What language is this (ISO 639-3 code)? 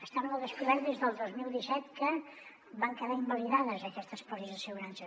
cat